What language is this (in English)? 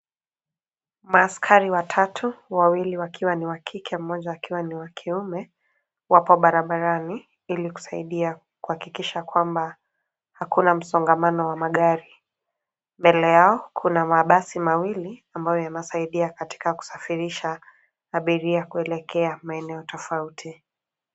Swahili